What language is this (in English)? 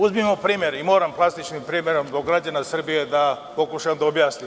Serbian